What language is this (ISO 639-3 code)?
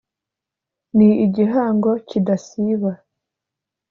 kin